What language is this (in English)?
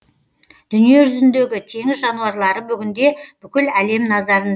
Kazakh